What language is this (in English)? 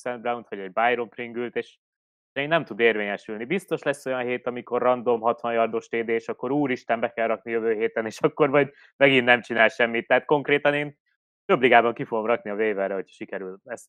Hungarian